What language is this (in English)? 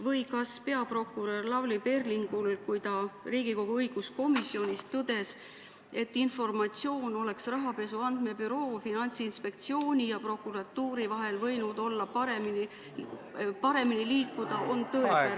Estonian